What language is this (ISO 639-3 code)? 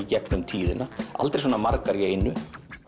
isl